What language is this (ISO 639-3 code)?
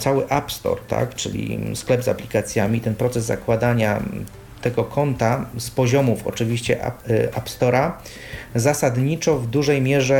pol